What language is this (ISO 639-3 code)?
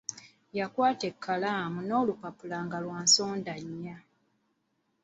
lug